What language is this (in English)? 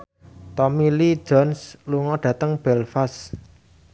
Javanese